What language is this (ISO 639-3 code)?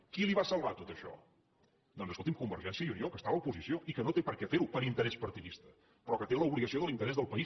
cat